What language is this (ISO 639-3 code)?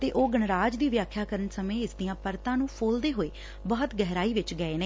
pan